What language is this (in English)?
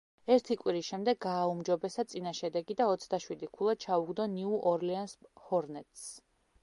Georgian